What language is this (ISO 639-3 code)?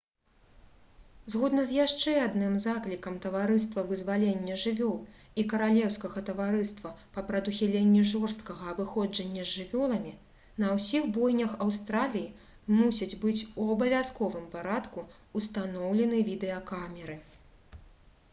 bel